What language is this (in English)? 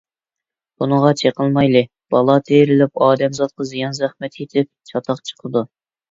Uyghur